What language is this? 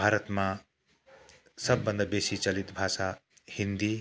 Nepali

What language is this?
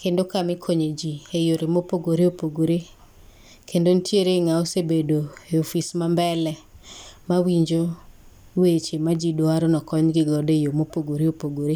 Luo (Kenya and Tanzania)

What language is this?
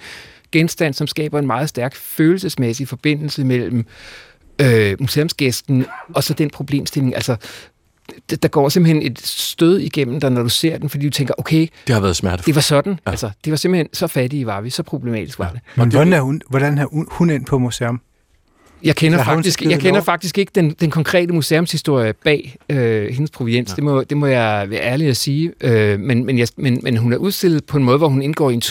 Danish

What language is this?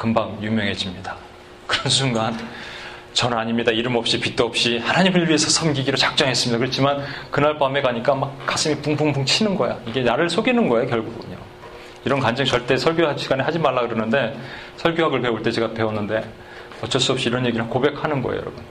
Korean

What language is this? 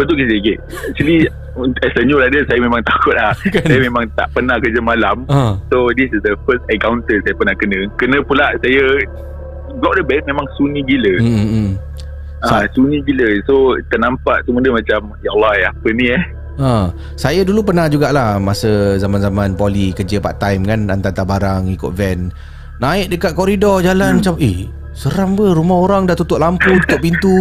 Malay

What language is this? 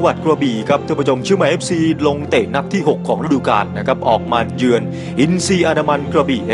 Thai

